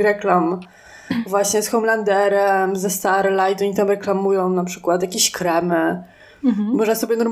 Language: Polish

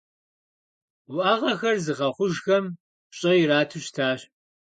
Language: Kabardian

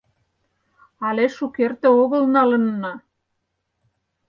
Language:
Mari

